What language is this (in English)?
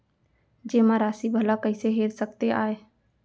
Chhattisgarhi